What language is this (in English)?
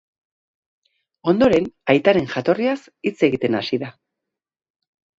Basque